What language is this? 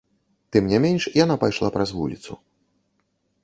Belarusian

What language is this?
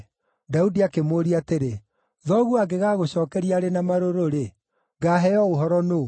Kikuyu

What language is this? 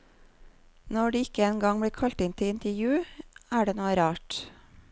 Norwegian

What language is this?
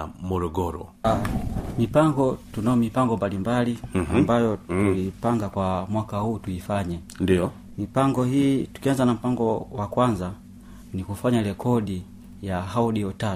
Swahili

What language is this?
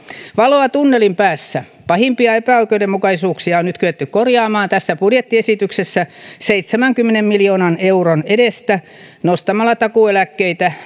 Finnish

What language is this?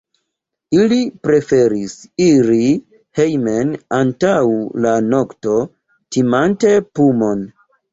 Esperanto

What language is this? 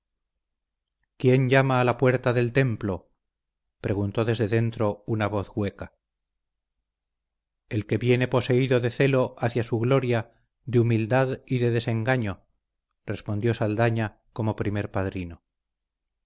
Spanish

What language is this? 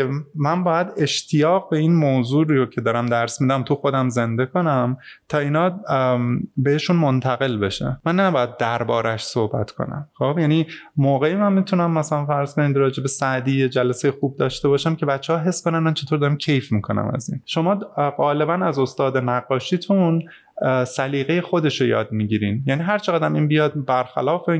Persian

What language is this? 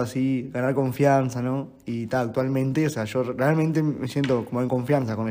Spanish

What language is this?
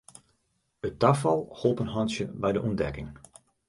Western Frisian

